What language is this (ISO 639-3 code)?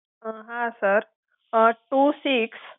guj